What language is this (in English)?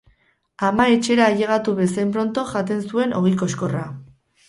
Basque